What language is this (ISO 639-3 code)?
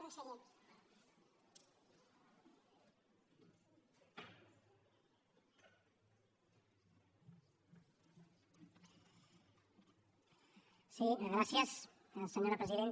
cat